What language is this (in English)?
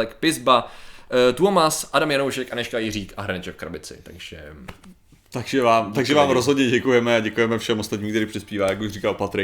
Czech